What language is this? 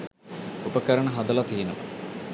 Sinhala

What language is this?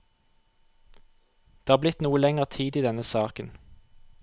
Norwegian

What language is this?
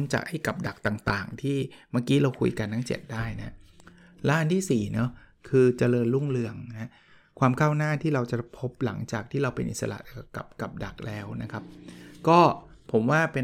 Thai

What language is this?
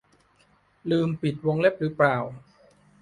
Thai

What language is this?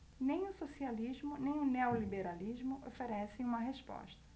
Portuguese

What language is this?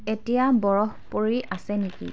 Assamese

